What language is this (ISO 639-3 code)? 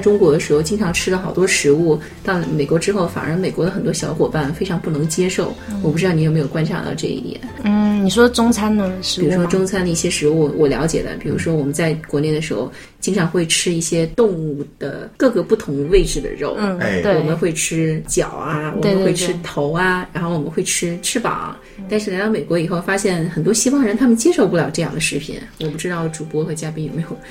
zho